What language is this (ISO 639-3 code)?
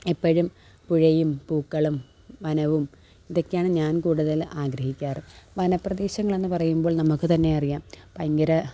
mal